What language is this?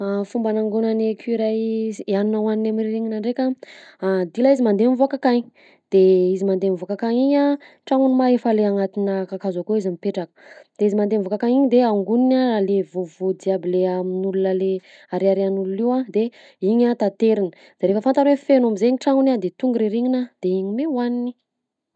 Southern Betsimisaraka Malagasy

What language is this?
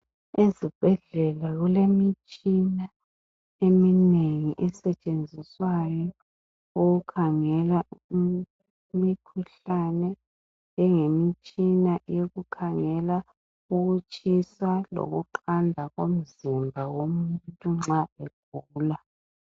North Ndebele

